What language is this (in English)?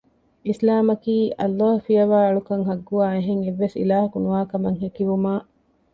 Divehi